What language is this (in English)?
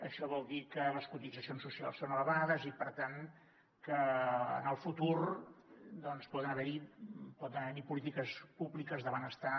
Catalan